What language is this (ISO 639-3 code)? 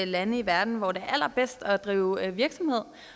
dan